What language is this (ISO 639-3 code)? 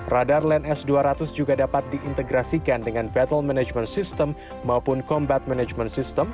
ind